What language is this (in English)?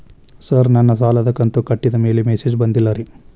Kannada